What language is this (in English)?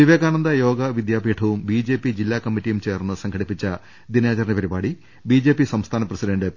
Malayalam